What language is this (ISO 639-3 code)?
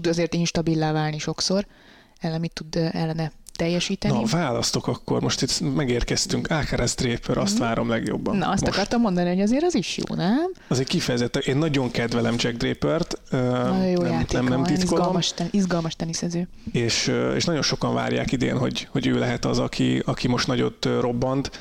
hun